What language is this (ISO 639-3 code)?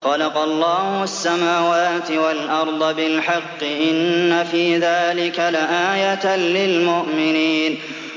ara